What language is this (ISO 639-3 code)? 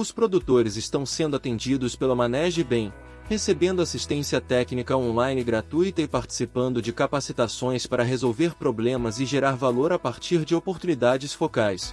por